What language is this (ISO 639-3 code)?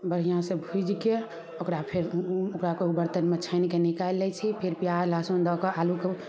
mai